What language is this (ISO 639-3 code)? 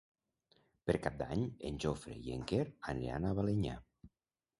cat